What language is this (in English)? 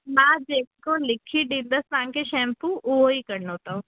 Sindhi